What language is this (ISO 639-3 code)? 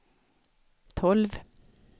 swe